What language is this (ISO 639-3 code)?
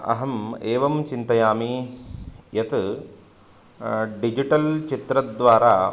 san